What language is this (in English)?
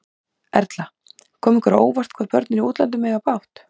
Icelandic